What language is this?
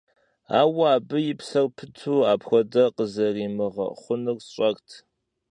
Kabardian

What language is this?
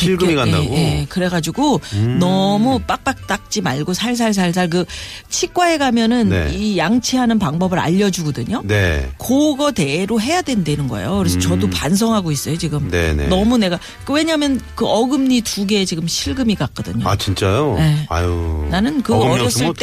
Korean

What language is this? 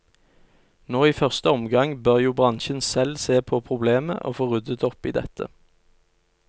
Norwegian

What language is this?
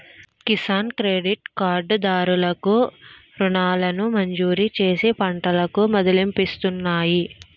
Telugu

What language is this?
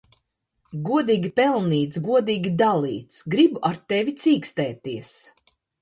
Latvian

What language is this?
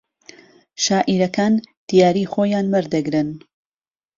Central Kurdish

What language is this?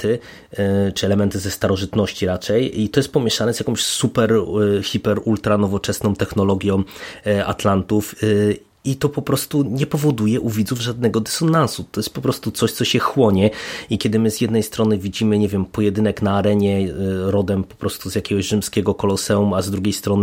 Polish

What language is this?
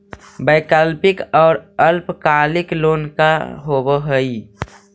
Magahi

